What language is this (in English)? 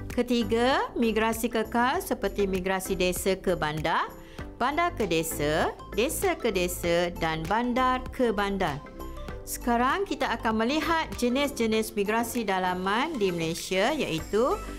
Malay